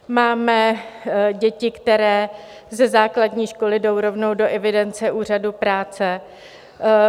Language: Czech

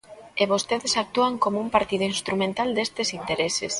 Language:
Galician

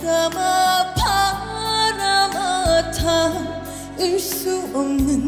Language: Korean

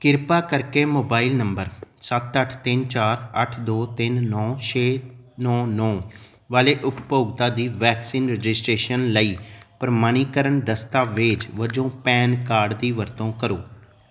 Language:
Punjabi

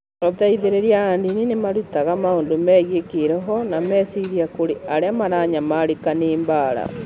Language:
Kikuyu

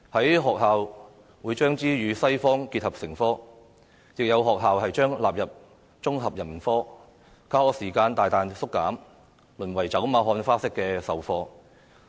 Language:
Cantonese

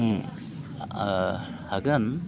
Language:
Bodo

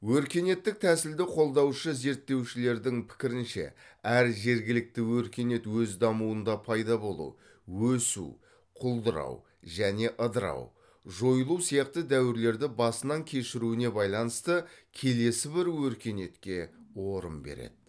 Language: Kazakh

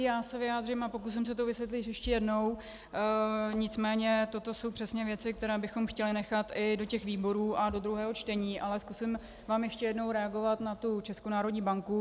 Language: Czech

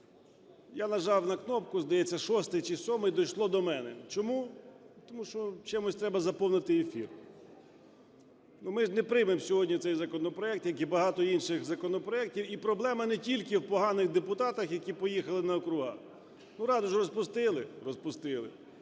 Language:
Ukrainian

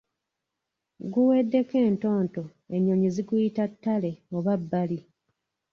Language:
Ganda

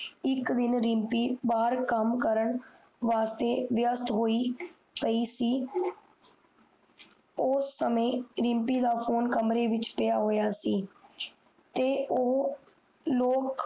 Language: Punjabi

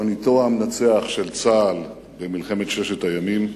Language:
Hebrew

